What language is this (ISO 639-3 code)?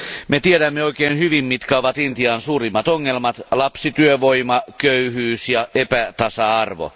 fin